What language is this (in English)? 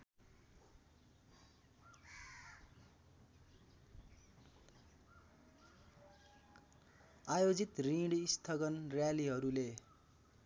Nepali